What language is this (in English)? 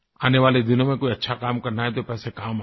Hindi